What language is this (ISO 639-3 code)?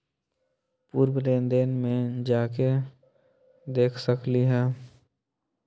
mag